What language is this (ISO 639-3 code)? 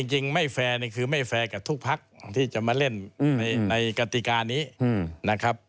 tha